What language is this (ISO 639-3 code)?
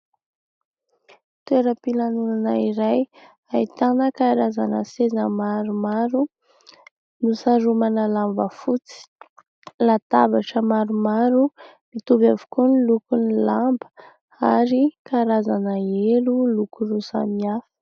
mlg